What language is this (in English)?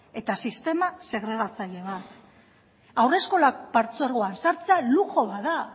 Basque